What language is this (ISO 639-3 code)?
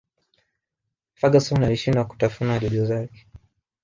swa